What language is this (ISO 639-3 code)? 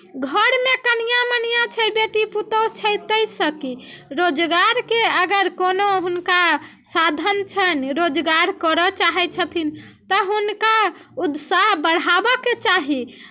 mai